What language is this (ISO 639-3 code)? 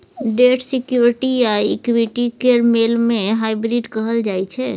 mai